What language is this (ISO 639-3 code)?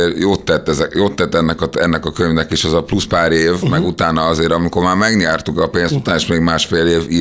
hun